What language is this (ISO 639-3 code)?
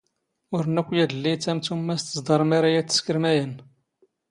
zgh